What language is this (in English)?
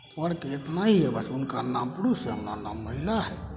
Maithili